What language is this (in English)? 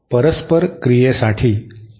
Marathi